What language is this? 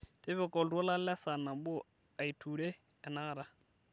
Masai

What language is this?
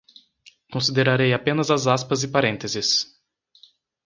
Portuguese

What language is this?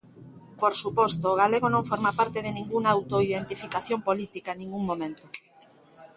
Galician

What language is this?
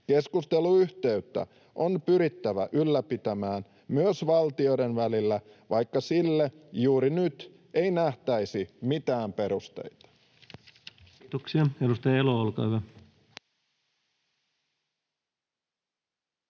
Finnish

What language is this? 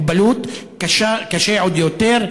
Hebrew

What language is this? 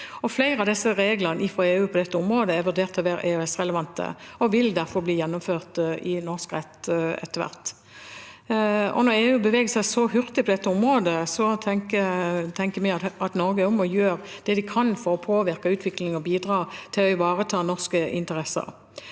Norwegian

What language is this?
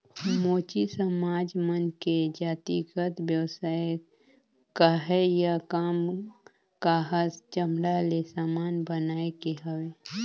Chhattisgarhi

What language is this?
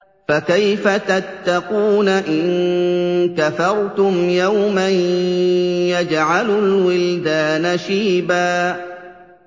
Arabic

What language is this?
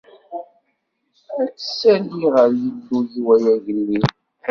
Kabyle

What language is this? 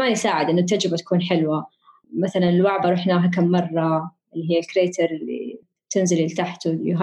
Arabic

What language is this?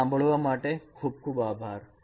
Gujarati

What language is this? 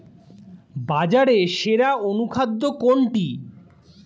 Bangla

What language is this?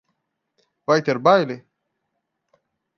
Portuguese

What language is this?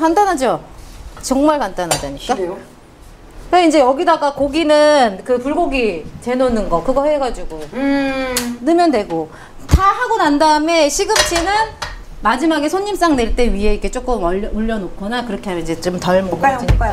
Korean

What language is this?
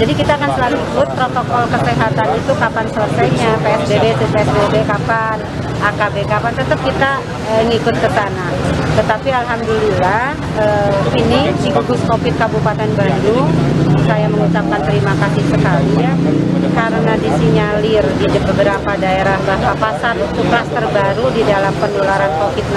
Indonesian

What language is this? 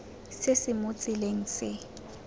Tswana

